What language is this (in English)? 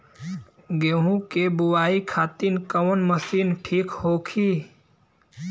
Bhojpuri